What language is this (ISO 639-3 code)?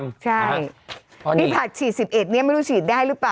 tha